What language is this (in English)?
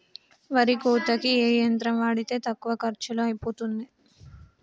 Telugu